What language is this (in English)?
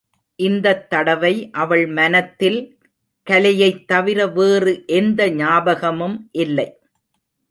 Tamil